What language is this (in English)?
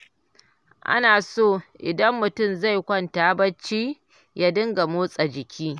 Hausa